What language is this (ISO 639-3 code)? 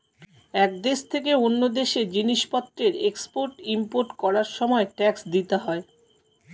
ben